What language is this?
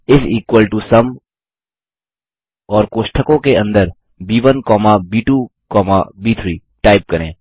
Hindi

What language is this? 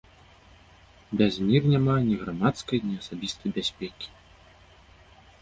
Belarusian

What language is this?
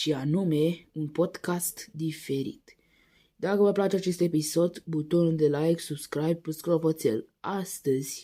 Romanian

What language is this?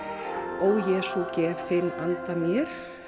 Icelandic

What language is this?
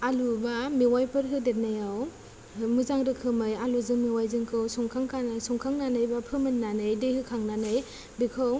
Bodo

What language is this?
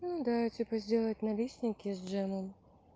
Russian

